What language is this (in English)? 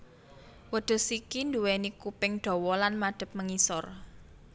Javanese